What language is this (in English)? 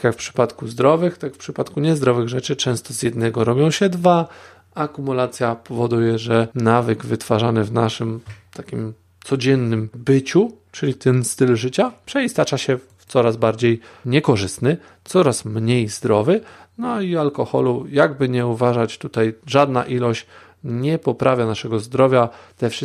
Polish